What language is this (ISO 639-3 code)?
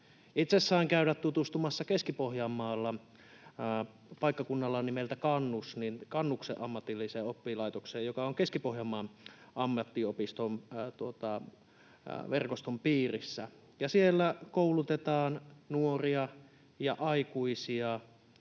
fin